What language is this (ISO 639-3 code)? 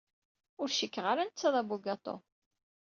kab